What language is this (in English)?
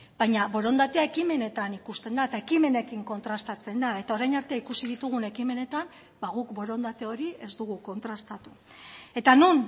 Basque